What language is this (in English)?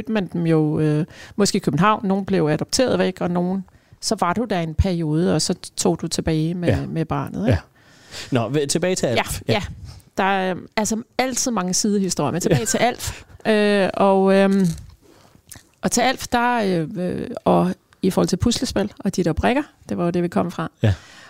Danish